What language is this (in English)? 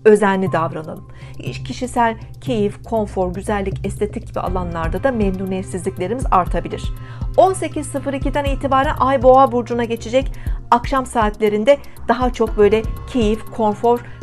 Turkish